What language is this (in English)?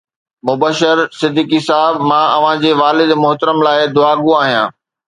Sindhi